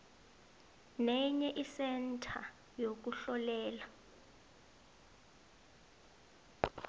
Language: South Ndebele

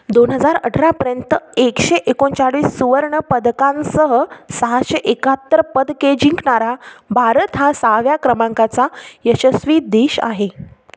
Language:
Marathi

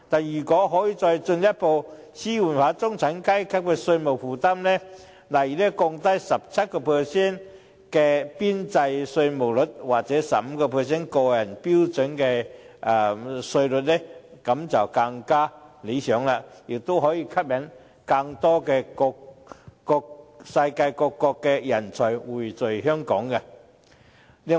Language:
Cantonese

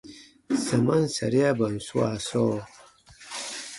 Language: Baatonum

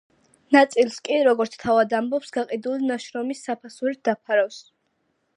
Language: Georgian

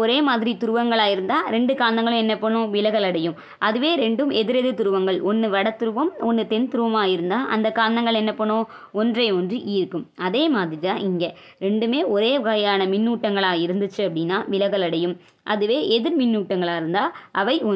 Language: Tamil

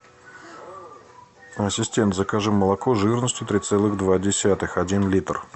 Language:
Russian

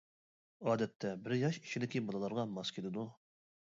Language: Uyghur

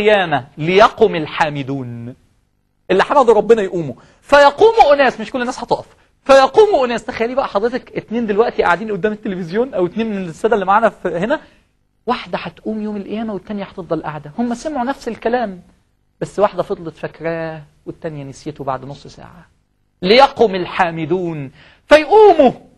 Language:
Arabic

